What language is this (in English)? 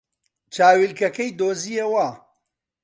Central Kurdish